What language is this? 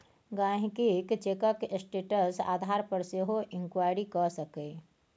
Maithili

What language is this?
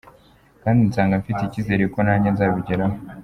Kinyarwanda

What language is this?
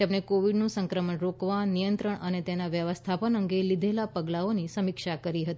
Gujarati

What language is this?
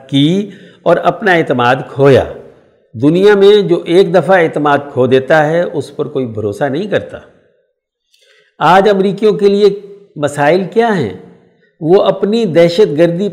Urdu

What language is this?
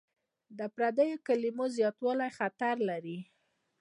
Pashto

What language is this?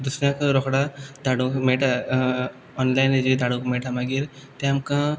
Konkani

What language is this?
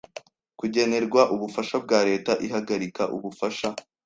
Kinyarwanda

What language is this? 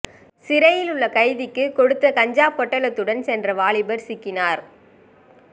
Tamil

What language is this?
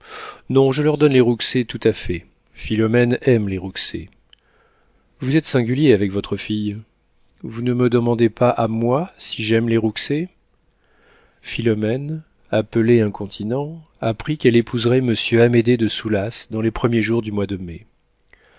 French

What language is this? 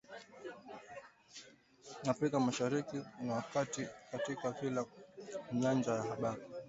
Swahili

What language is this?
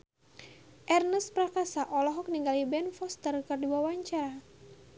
Sundanese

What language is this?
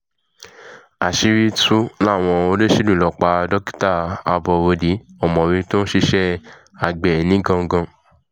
Yoruba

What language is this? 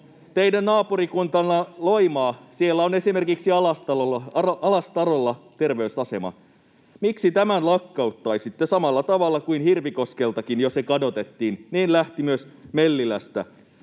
Finnish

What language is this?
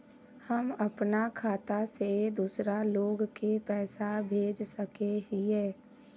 Magahi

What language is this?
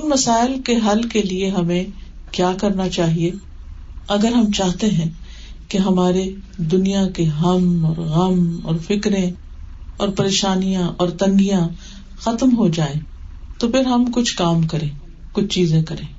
Urdu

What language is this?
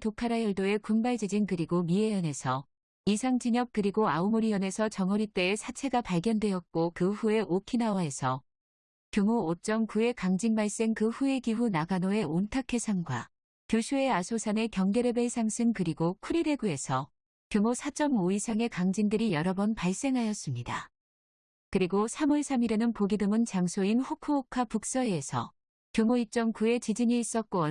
Korean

